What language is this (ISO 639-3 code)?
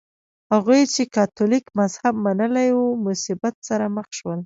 pus